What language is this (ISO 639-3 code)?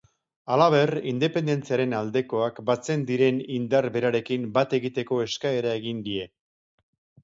eus